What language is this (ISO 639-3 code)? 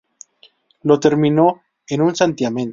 spa